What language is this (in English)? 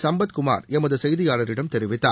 Tamil